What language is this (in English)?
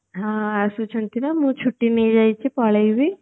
Odia